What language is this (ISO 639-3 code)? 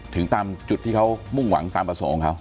tha